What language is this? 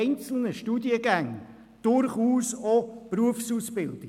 Swiss German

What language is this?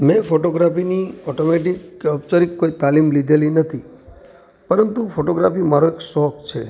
Gujarati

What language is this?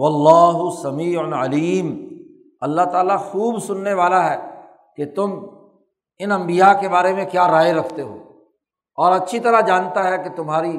Urdu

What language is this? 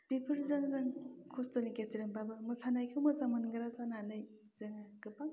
Bodo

